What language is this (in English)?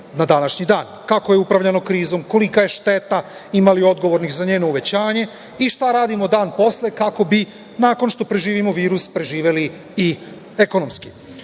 Serbian